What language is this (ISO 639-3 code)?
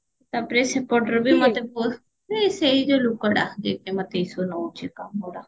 ori